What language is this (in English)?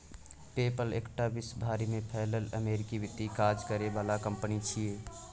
Maithili